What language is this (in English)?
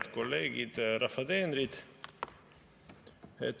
Estonian